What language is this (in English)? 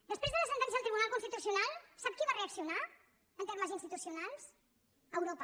Catalan